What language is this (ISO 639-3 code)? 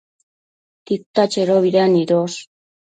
mcf